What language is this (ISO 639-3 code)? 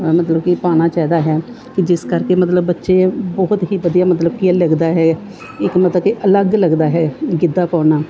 pan